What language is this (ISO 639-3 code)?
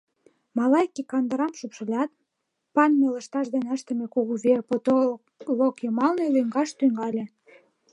chm